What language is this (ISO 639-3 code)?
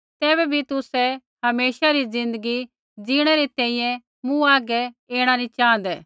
kfx